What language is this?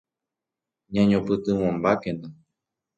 Guarani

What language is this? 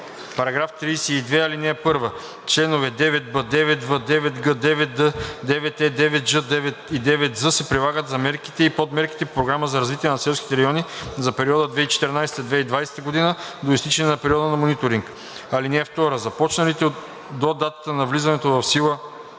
Bulgarian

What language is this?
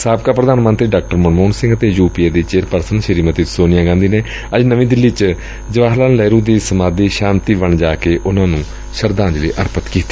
Punjabi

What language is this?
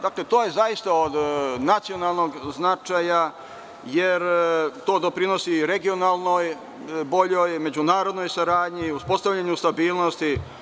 Serbian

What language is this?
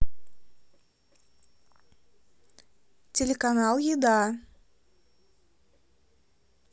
Russian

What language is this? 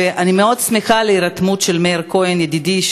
Hebrew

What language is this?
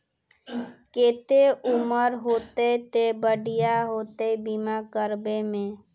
Magahi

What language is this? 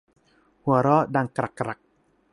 Thai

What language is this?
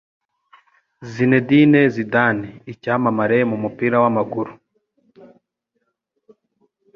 Kinyarwanda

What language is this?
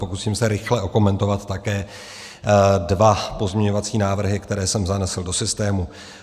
Czech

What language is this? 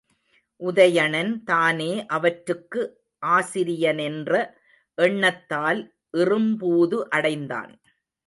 Tamil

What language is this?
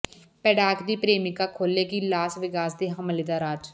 Punjabi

